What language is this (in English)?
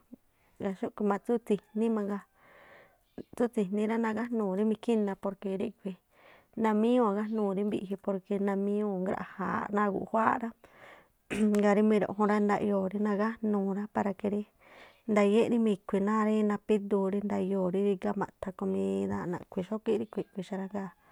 Tlacoapa Me'phaa